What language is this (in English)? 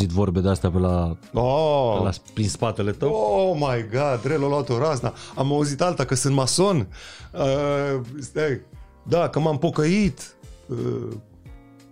Romanian